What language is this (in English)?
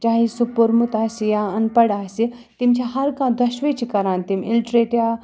Kashmiri